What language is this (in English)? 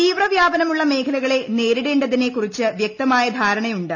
Malayalam